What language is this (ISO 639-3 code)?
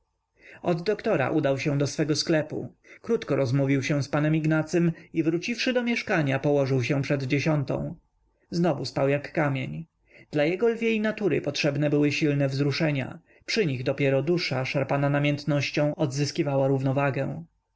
pol